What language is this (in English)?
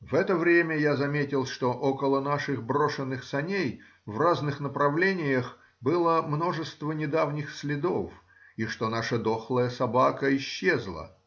Russian